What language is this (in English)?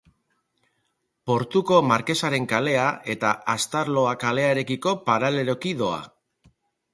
Basque